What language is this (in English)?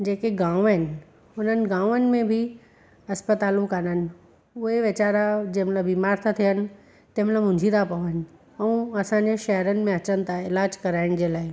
Sindhi